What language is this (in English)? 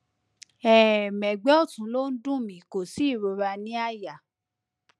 Yoruba